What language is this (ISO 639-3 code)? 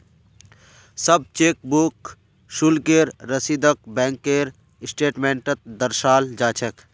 mag